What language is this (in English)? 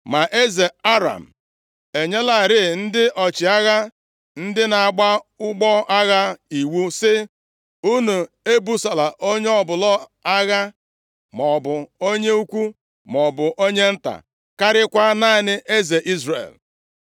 Igbo